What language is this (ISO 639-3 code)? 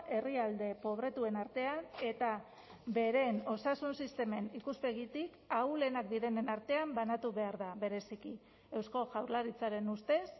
eus